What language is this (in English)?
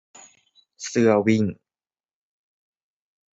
Thai